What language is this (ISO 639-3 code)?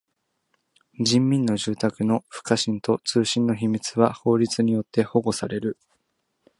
jpn